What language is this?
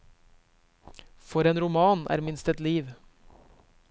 Norwegian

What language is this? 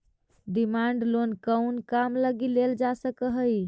Magahi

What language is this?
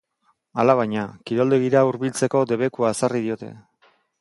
Basque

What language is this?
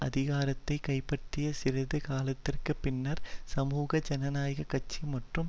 Tamil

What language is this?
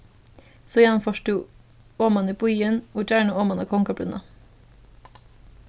Faroese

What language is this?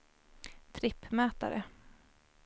Swedish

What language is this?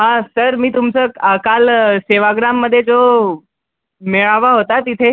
Marathi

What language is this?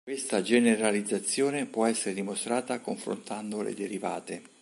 Italian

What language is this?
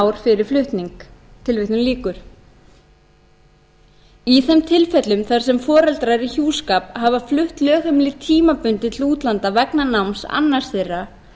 Icelandic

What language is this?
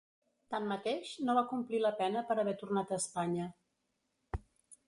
Catalan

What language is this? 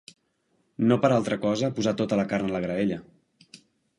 Catalan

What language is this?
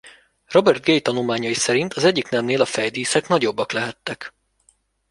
Hungarian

